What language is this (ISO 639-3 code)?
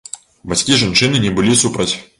bel